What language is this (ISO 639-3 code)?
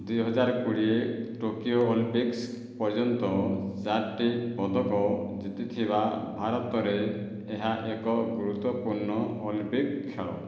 ori